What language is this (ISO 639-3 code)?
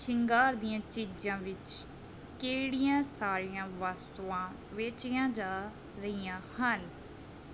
pan